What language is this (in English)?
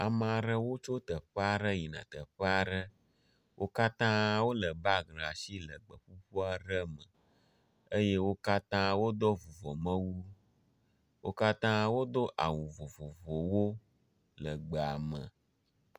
Ewe